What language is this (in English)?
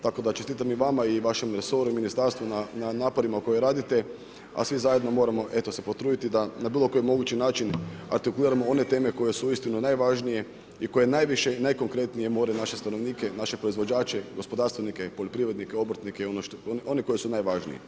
Croatian